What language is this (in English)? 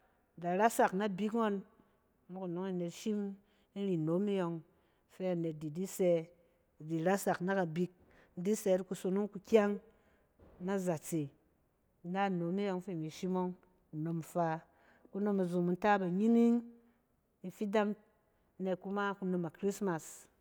Cen